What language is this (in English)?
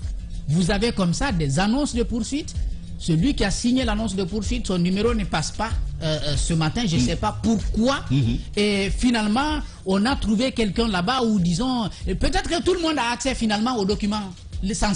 French